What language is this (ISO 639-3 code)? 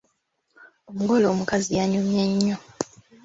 lug